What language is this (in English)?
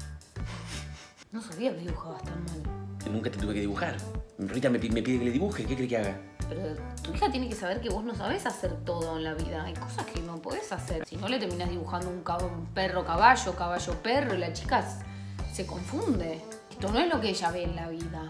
Spanish